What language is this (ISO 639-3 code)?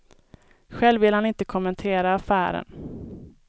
swe